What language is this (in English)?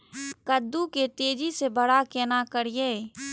Maithili